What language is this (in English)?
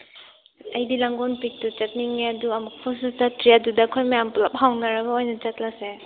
Manipuri